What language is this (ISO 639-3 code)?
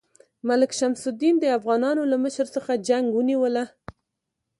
pus